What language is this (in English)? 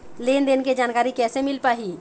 Chhattisgarhi